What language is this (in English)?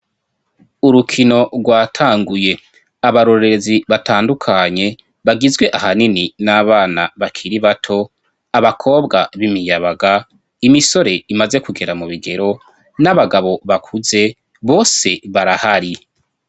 Rundi